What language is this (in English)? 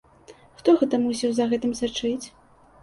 Belarusian